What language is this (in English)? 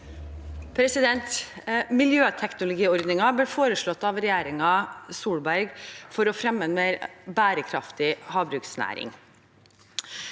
Norwegian